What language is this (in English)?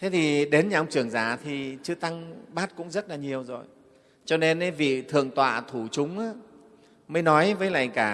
Vietnamese